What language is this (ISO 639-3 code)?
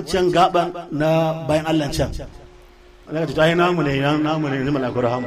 ara